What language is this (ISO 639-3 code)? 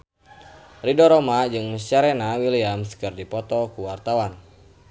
sun